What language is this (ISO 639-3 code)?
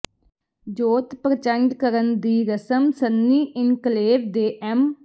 pan